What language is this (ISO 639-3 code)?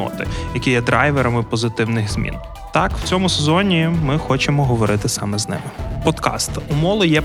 ukr